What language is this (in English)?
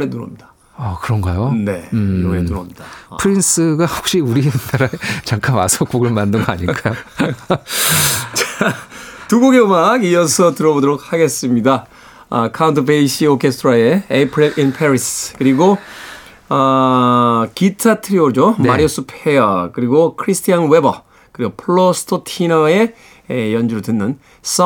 Korean